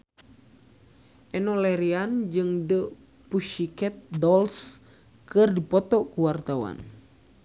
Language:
Sundanese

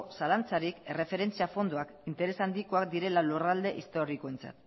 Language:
Basque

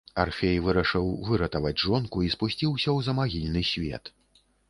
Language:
Belarusian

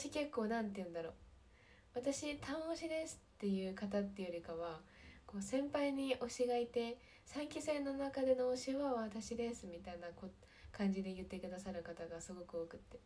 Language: Japanese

